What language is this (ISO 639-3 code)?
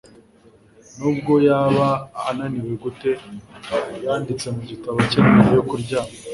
kin